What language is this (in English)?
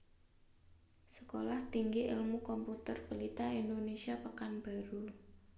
Javanese